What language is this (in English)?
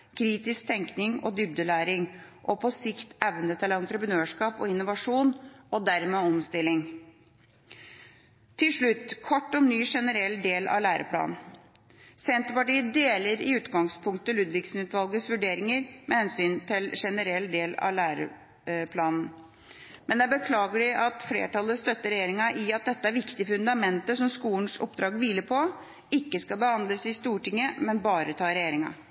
Norwegian Bokmål